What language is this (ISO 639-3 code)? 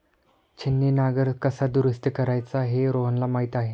mar